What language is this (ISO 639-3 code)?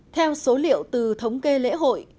vie